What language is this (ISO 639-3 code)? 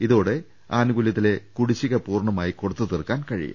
mal